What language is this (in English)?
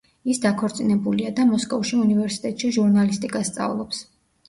Georgian